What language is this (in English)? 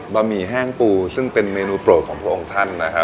Thai